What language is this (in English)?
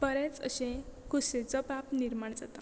Konkani